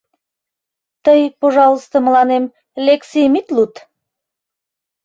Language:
Mari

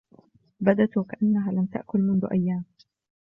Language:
Arabic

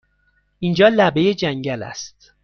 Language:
Persian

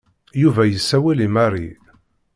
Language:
Kabyle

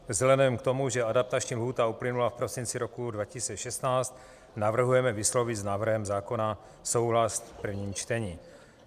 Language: Czech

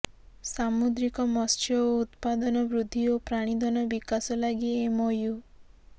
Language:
Odia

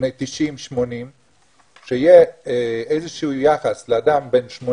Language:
Hebrew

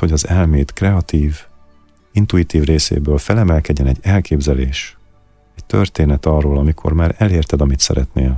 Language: Hungarian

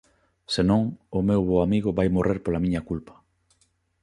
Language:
Galician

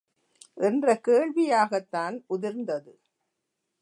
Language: Tamil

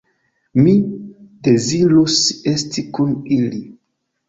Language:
Esperanto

